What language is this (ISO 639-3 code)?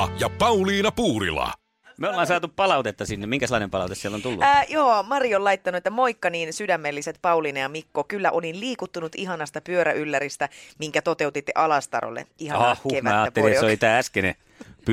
fin